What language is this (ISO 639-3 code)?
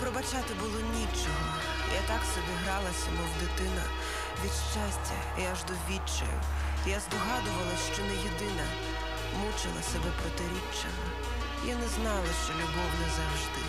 pol